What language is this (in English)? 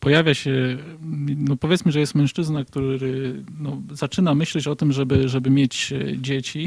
Polish